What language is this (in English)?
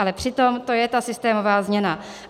Czech